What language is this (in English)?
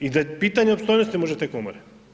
Croatian